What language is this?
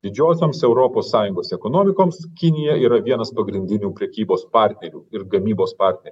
Lithuanian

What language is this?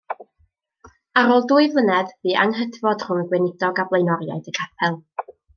Welsh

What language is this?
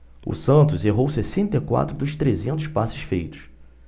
Portuguese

